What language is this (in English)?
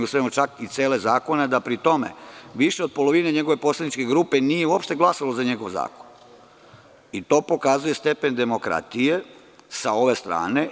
Serbian